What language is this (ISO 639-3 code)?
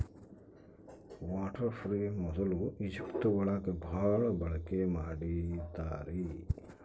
kan